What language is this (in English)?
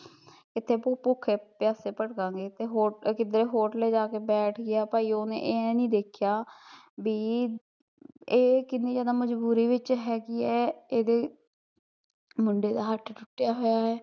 Punjabi